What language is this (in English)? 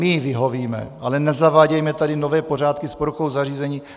Czech